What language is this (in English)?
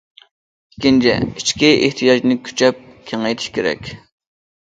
Uyghur